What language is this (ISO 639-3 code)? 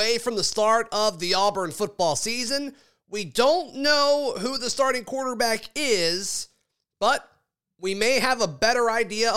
eng